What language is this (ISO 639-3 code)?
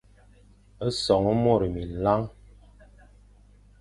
fan